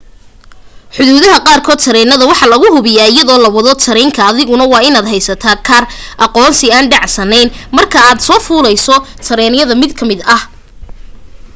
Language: Somali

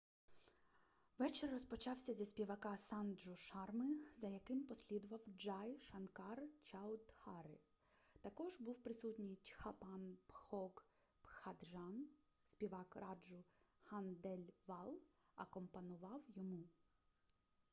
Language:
Ukrainian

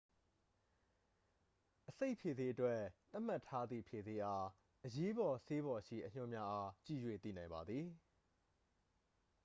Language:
Burmese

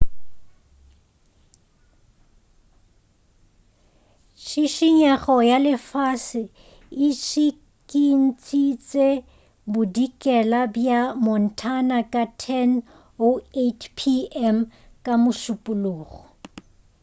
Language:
Northern Sotho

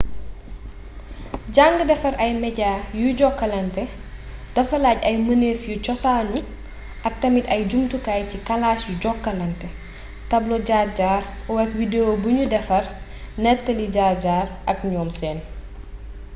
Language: Wolof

